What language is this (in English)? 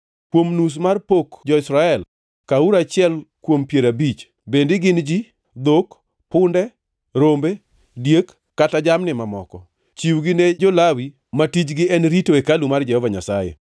Luo (Kenya and Tanzania)